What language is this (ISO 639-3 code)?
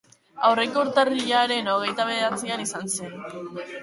eus